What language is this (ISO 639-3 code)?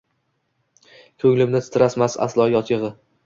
uzb